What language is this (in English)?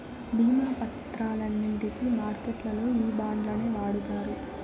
Telugu